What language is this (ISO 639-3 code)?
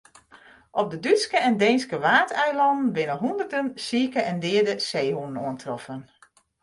fry